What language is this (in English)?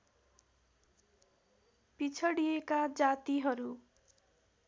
Nepali